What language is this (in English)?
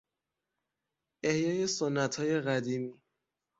Persian